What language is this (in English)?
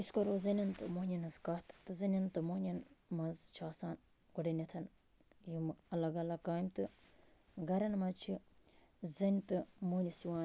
Kashmiri